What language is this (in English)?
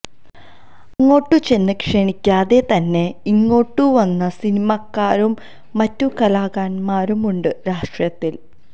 Malayalam